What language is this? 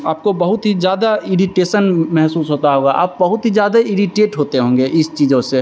Hindi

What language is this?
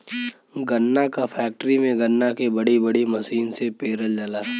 Bhojpuri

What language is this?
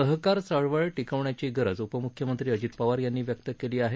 Marathi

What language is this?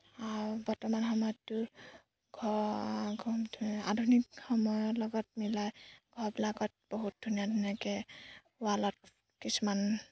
Assamese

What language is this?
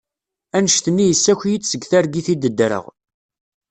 Kabyle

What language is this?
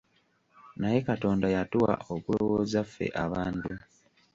Ganda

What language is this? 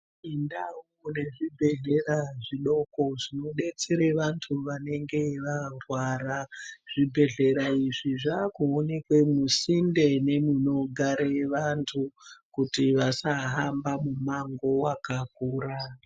Ndau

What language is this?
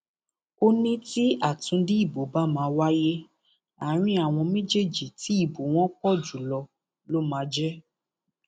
Yoruba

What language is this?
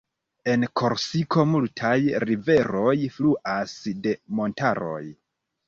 Esperanto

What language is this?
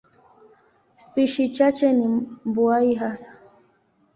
Swahili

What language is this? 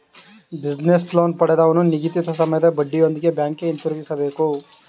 Kannada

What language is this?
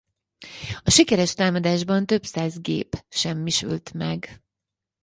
Hungarian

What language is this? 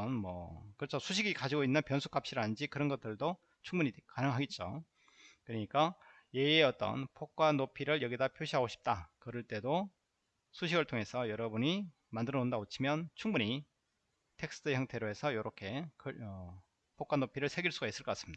Korean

